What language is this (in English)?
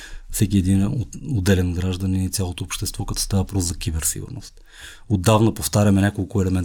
Bulgarian